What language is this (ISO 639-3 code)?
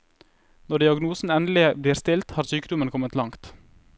nor